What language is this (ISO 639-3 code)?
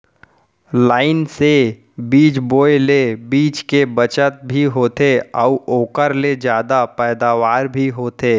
hne